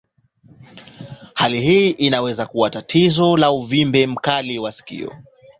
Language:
Swahili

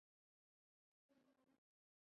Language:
Chinese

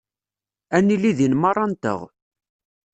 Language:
Kabyle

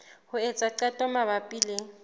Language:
Southern Sotho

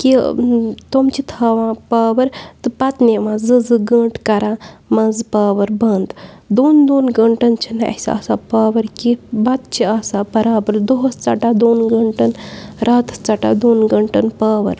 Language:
Kashmiri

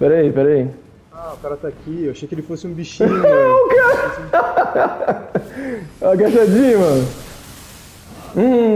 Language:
Portuguese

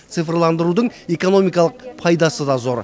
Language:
Kazakh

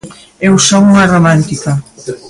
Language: Galician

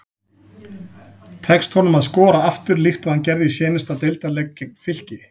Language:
Icelandic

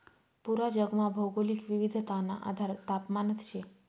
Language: Marathi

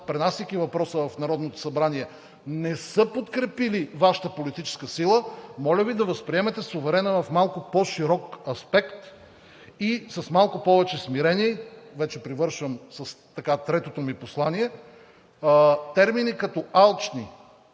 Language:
Bulgarian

